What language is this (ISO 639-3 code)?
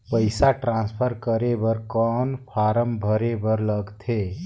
hne